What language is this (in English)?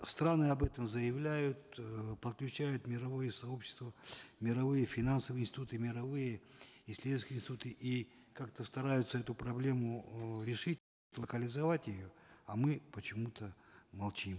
Kazakh